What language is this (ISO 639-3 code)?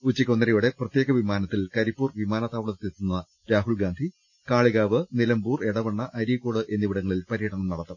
mal